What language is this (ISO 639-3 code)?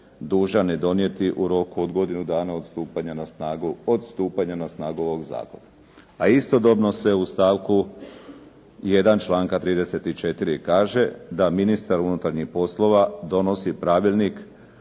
hrv